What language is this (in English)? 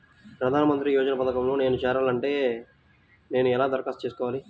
Telugu